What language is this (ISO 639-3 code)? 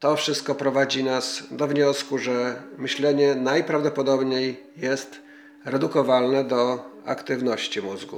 pol